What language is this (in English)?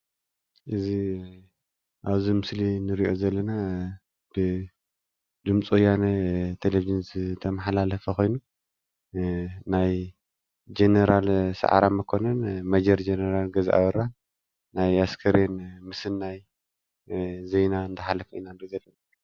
Tigrinya